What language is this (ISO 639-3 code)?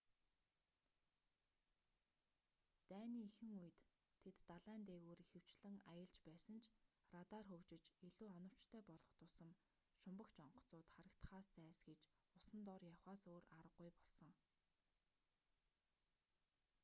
mon